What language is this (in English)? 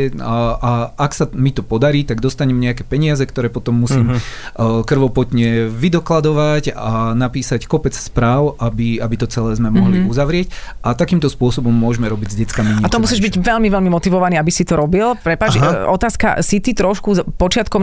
Slovak